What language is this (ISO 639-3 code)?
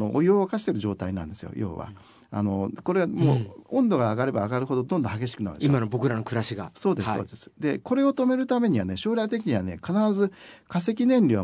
jpn